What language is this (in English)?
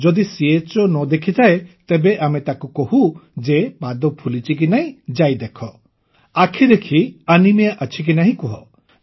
Odia